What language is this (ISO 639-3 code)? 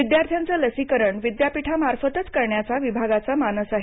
mar